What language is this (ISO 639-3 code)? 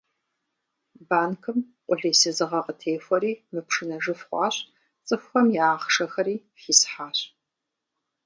kbd